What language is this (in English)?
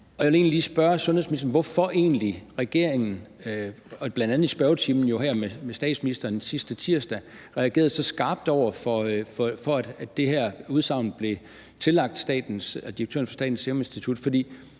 Danish